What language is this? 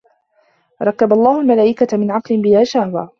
Arabic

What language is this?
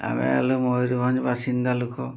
Odia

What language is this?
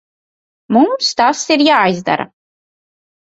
Latvian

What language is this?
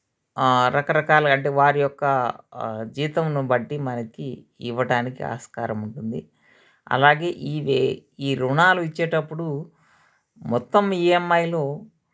Telugu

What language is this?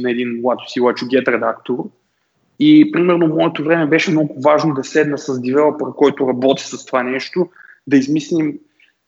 Bulgarian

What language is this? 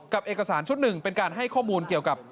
Thai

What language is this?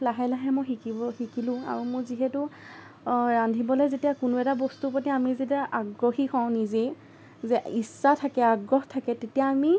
Assamese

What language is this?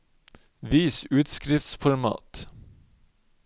Norwegian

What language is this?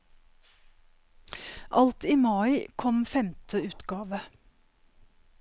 Norwegian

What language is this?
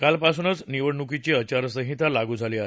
Marathi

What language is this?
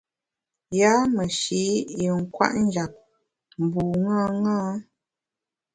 Bamun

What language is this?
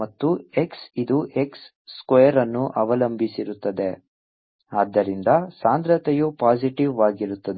Kannada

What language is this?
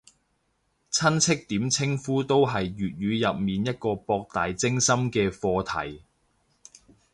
Cantonese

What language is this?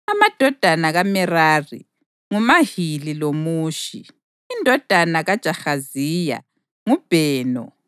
North Ndebele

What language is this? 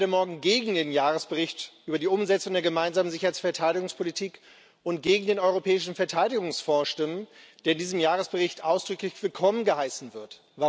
German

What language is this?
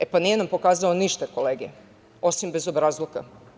Serbian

